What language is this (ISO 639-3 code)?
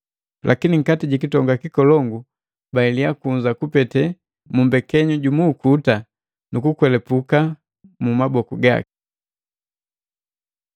mgv